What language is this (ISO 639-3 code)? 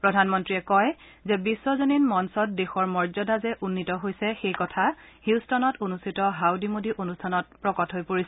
asm